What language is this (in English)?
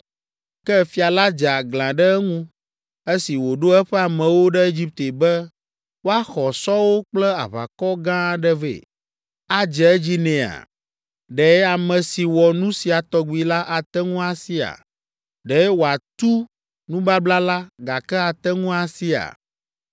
Ewe